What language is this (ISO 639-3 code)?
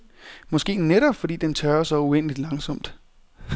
dan